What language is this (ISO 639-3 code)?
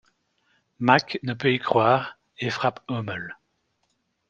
fra